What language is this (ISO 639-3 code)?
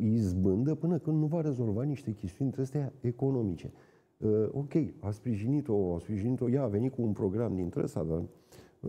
ron